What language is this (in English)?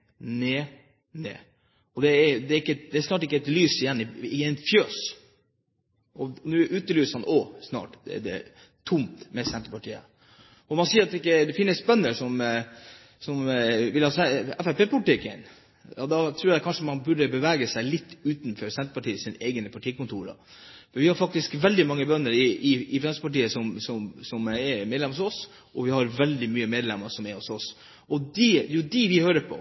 Norwegian Bokmål